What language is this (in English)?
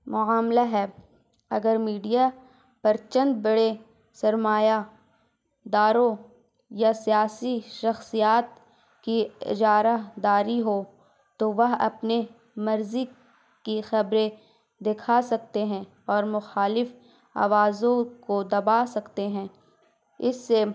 Urdu